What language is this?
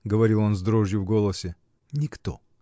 Russian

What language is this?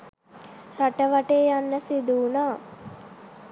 Sinhala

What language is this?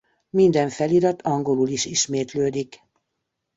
Hungarian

